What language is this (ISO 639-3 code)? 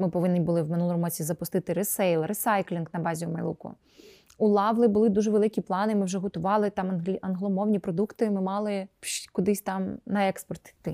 ukr